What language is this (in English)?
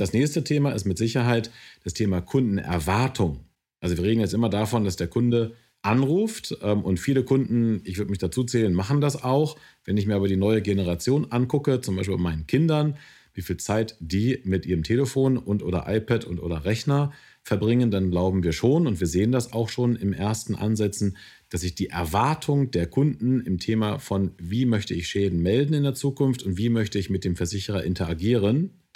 German